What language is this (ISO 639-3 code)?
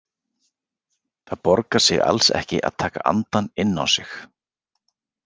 isl